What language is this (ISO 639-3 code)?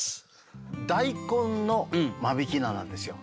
jpn